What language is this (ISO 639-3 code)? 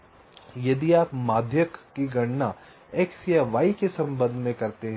hin